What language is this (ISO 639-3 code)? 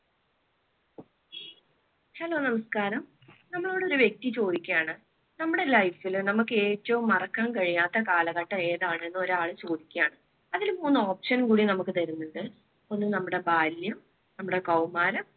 mal